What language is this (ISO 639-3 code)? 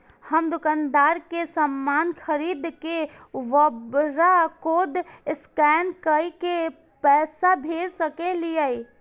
mai